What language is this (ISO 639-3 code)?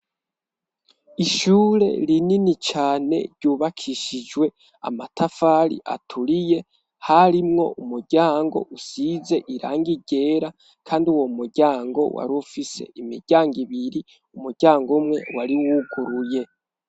run